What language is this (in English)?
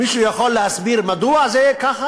Hebrew